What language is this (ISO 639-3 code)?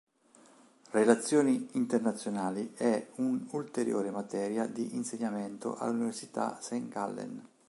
ita